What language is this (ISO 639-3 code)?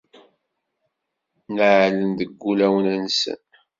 kab